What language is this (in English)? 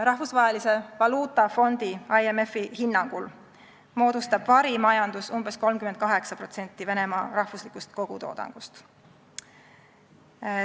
Estonian